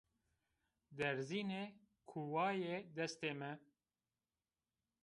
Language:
Zaza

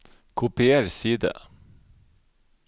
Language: Norwegian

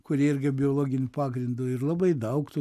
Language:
Lithuanian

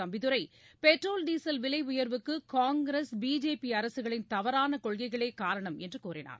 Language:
Tamil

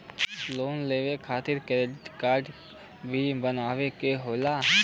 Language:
Bhojpuri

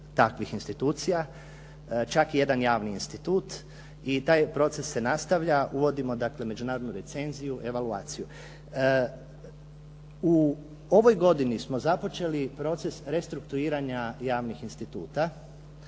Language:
Croatian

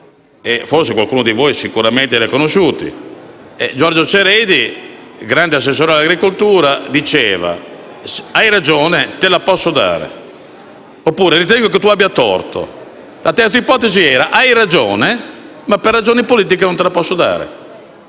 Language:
Italian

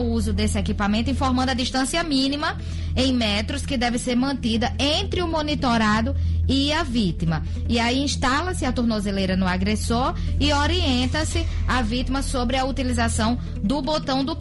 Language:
Portuguese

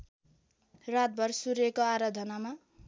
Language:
Nepali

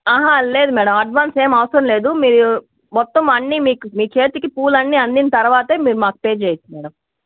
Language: Telugu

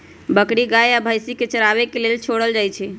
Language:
Magahi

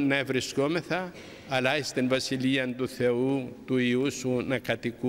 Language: Greek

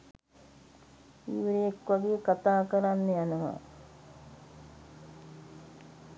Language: Sinhala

